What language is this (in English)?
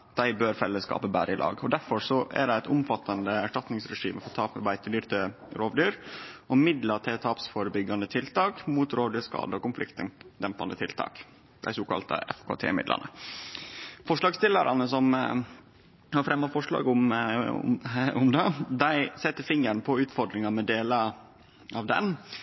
Norwegian Nynorsk